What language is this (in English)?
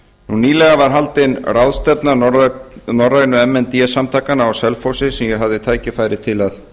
Icelandic